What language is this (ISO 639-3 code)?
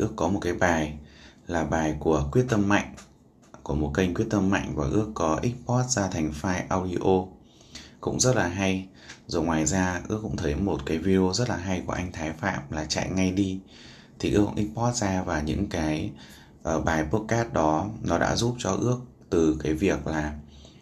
vie